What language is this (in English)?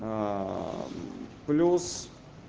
Russian